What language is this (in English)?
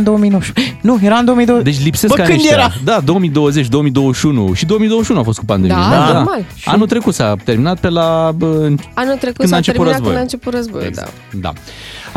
Romanian